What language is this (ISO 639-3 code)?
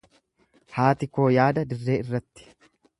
orm